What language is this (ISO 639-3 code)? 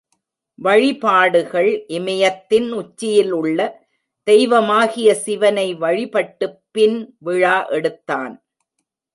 tam